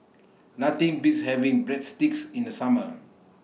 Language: English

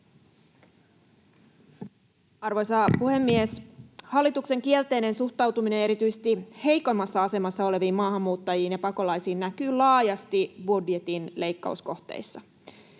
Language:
Finnish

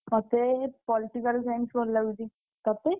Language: Odia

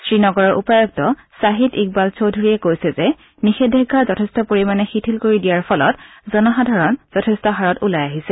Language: Assamese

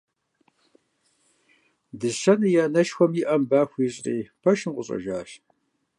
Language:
Kabardian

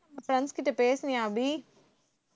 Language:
Tamil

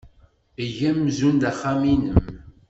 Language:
Kabyle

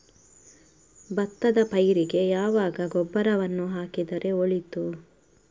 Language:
Kannada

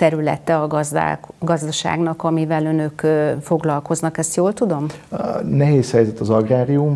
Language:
Hungarian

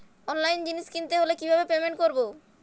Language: Bangla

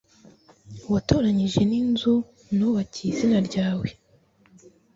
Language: Kinyarwanda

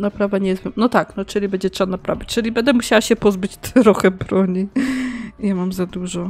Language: Polish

